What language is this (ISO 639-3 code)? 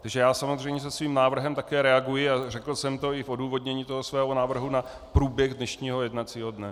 ces